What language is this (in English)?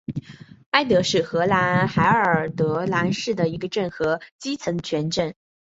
Chinese